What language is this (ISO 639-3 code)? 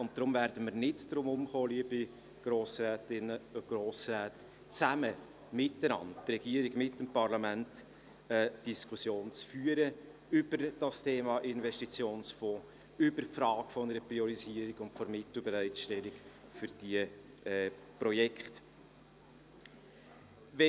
gsw